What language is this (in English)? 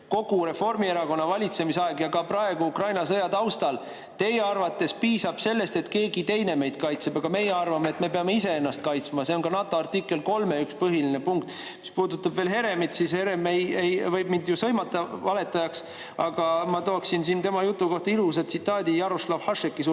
Estonian